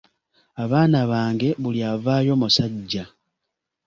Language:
Ganda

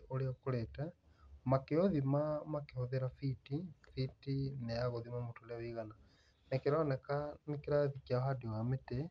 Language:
Kikuyu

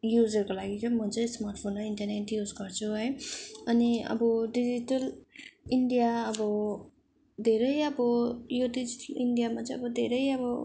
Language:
Nepali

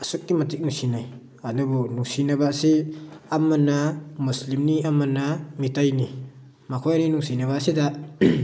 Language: Manipuri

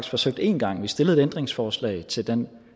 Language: Danish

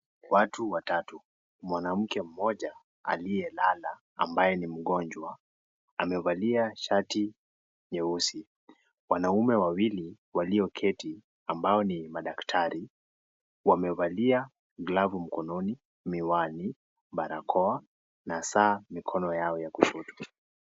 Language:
Swahili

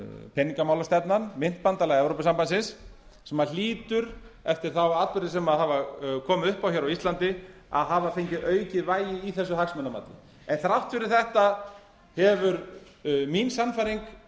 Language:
Icelandic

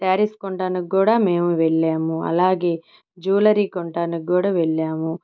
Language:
Telugu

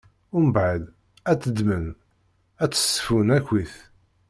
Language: Kabyle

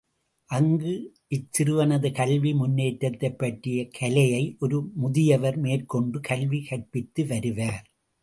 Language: Tamil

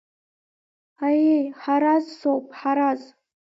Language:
Abkhazian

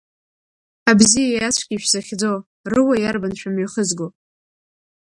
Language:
Abkhazian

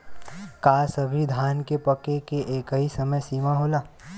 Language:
Bhojpuri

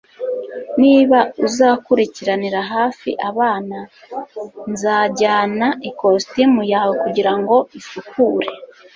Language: Kinyarwanda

